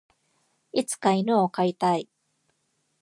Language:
Japanese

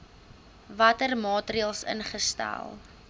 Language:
Afrikaans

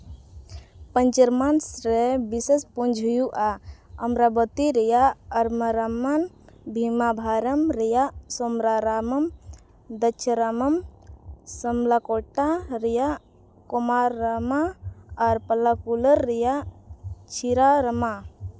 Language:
Santali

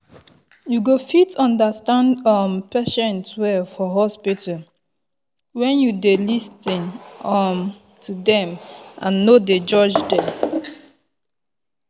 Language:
Nigerian Pidgin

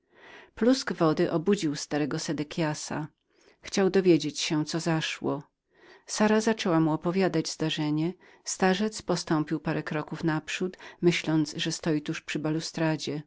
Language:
Polish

